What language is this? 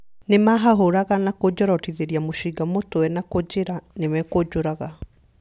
Kikuyu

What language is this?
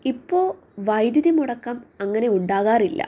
Malayalam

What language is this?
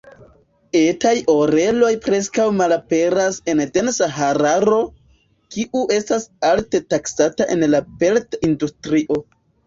Esperanto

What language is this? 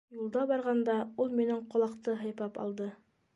Bashkir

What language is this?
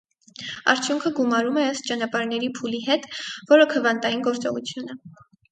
Armenian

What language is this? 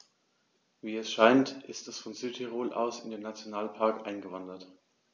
German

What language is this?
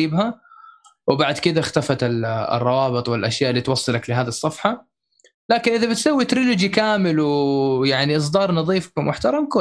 Arabic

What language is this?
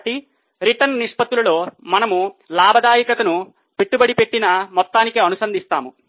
Telugu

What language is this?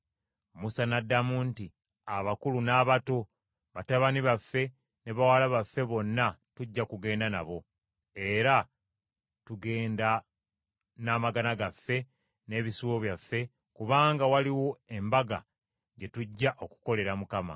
Ganda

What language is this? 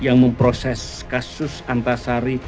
Indonesian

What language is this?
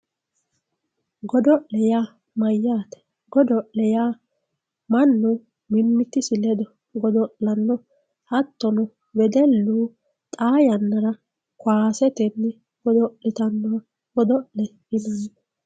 Sidamo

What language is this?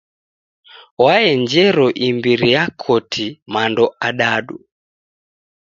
Taita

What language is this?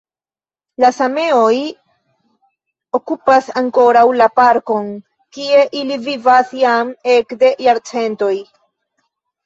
Esperanto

